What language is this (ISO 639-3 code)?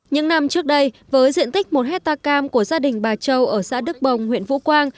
vie